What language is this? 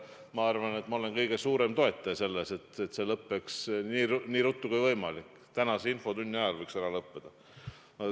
Estonian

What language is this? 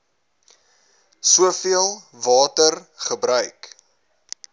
Afrikaans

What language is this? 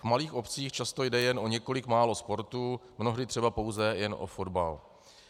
Czech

